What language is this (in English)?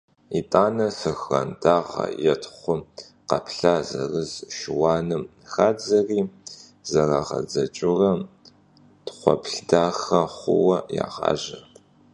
Kabardian